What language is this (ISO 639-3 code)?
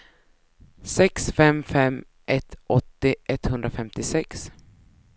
swe